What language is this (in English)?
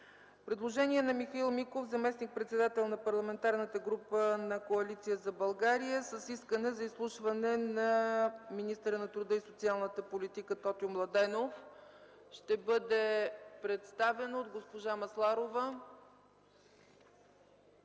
Bulgarian